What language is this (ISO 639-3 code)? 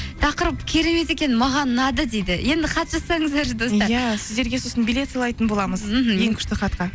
kaz